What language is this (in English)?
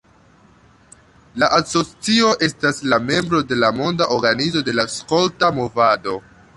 Esperanto